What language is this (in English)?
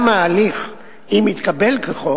Hebrew